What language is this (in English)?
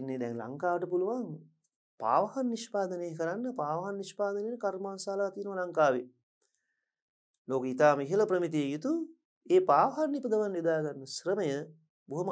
Turkish